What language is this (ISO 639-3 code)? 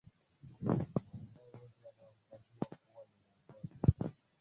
swa